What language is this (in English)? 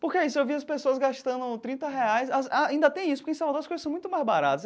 Portuguese